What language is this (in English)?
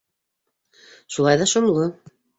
Bashkir